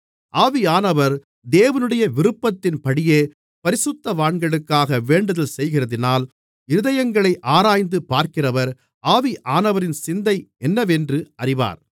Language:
Tamil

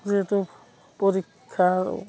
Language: Assamese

